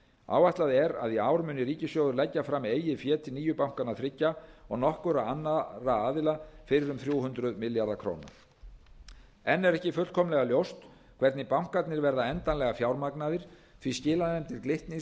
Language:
Icelandic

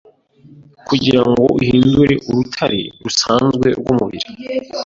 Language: Kinyarwanda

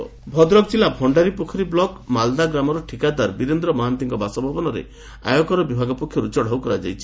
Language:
Odia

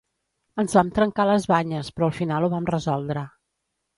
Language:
Catalan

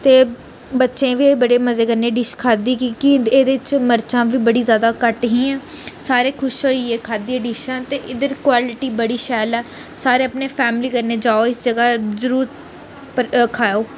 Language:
Dogri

